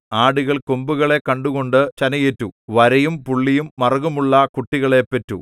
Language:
Malayalam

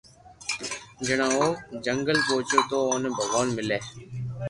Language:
Loarki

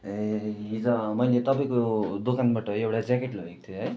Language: Nepali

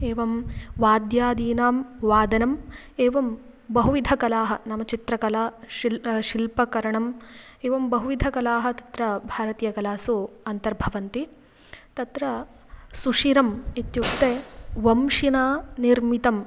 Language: Sanskrit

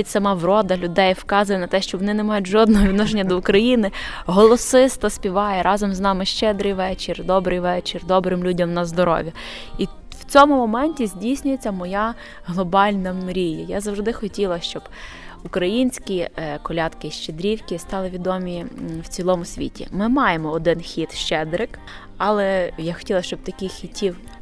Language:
Ukrainian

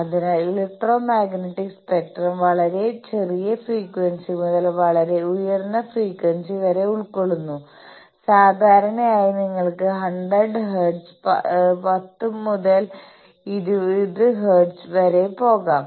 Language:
Malayalam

